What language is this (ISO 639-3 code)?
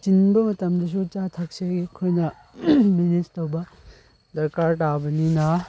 mni